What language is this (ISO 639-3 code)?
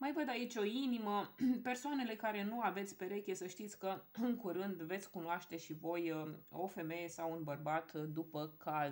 ron